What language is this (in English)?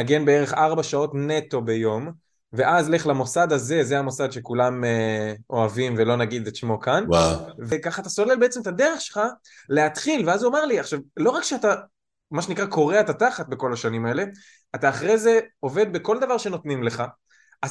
Hebrew